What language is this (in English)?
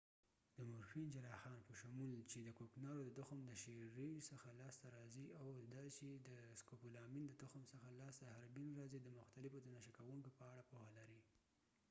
Pashto